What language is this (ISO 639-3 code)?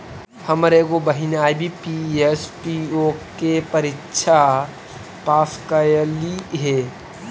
mag